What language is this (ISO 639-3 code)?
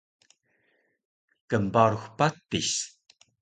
trv